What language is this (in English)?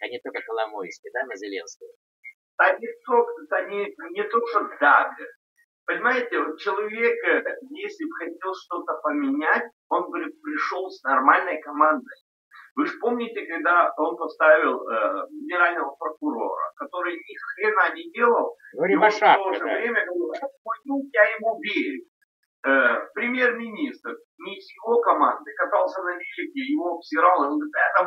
Russian